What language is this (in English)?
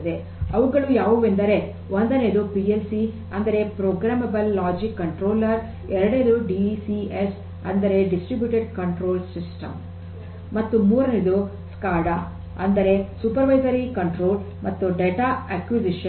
Kannada